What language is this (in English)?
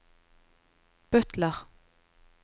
Norwegian